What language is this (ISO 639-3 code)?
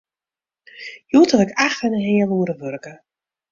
fry